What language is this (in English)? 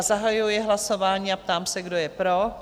Czech